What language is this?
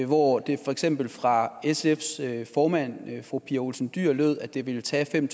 Danish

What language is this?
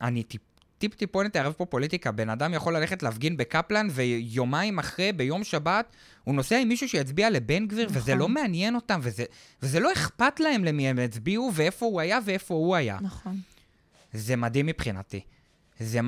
Hebrew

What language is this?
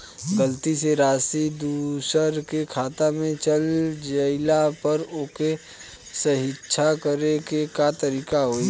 Bhojpuri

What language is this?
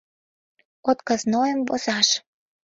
Mari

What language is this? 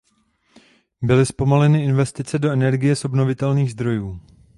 Czech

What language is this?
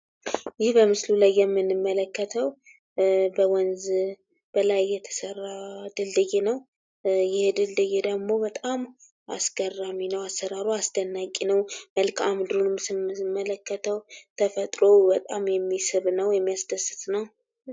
Amharic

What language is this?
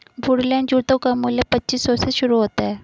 Hindi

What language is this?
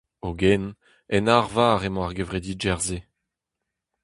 Breton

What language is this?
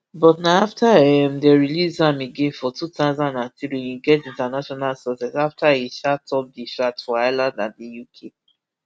Nigerian Pidgin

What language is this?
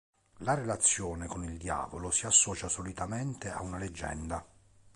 Italian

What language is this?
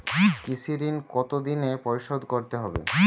Bangla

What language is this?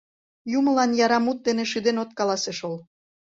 Mari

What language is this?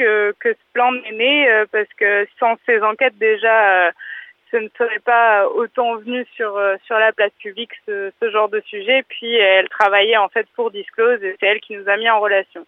French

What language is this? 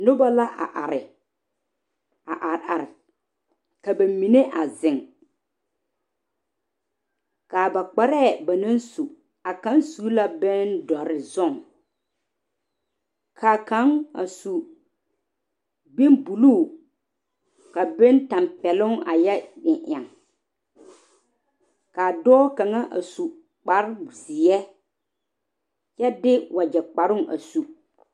Southern Dagaare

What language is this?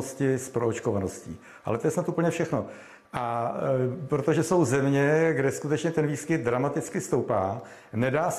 Czech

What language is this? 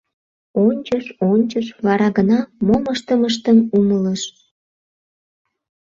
Mari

